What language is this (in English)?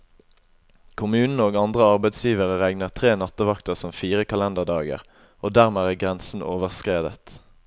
Norwegian